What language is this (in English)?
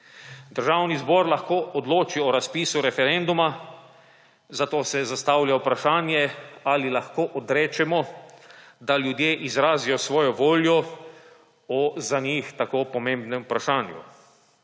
Slovenian